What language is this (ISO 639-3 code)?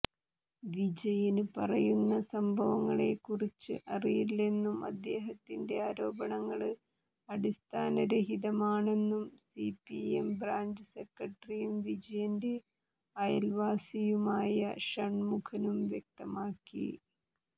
mal